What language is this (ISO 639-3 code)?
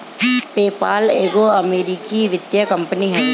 bho